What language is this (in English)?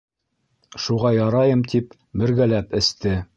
Bashkir